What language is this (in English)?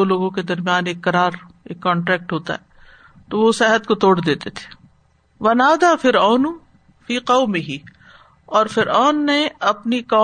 Urdu